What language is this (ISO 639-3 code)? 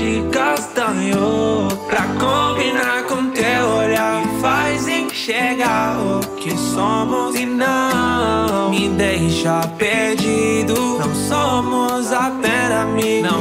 ron